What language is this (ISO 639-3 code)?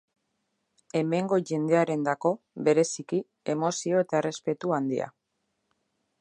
eus